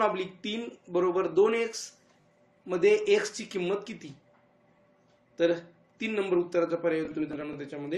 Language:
Romanian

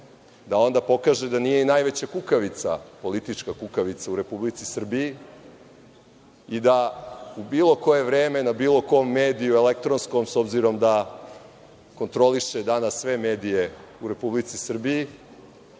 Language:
Serbian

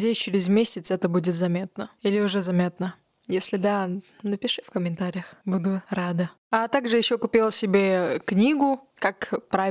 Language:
Russian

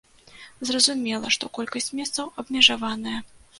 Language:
Belarusian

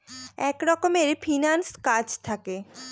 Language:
Bangla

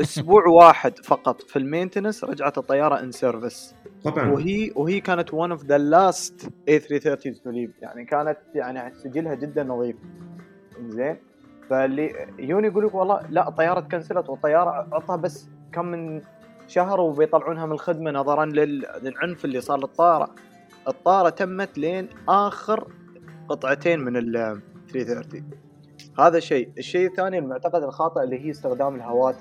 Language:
Arabic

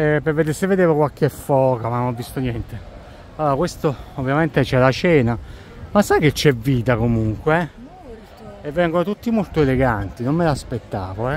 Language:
Italian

